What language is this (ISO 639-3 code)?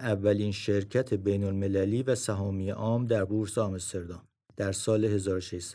fas